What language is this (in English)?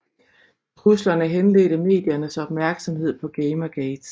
Danish